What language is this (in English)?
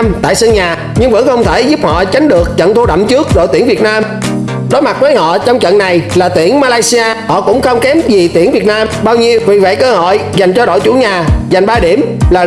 Vietnamese